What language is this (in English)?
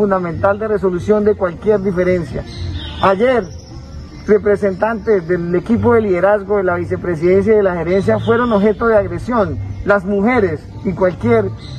Spanish